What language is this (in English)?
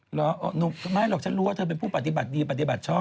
Thai